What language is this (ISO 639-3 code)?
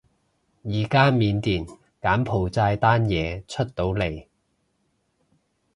yue